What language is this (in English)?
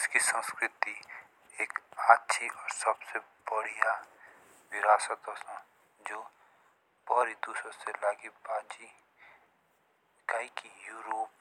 Jaunsari